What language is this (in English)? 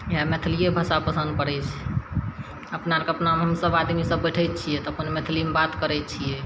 Maithili